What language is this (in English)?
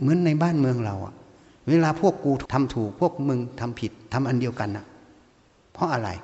Thai